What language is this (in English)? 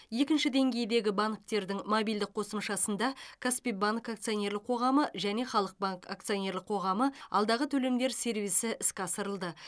Kazakh